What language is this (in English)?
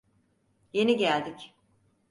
Turkish